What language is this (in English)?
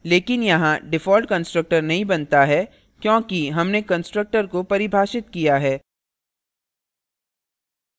Hindi